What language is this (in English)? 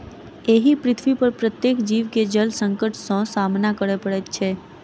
Maithili